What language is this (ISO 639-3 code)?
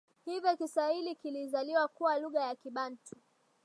swa